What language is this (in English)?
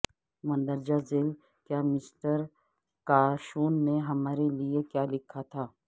Urdu